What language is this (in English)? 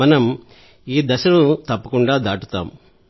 Telugu